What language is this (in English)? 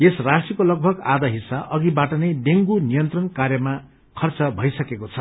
Nepali